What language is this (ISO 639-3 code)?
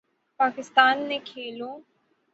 urd